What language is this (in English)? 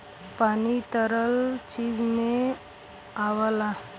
Bhojpuri